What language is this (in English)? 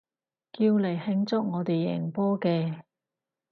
Cantonese